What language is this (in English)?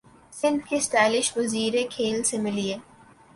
Urdu